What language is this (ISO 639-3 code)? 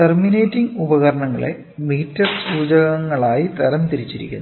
mal